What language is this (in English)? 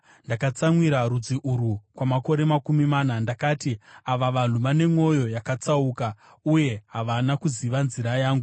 Shona